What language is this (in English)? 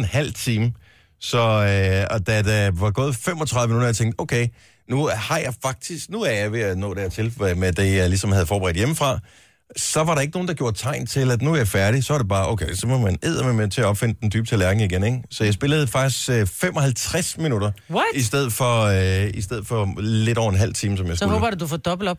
Danish